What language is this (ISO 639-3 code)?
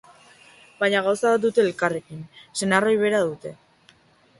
eus